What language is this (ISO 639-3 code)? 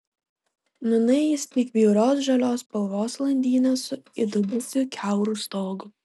lit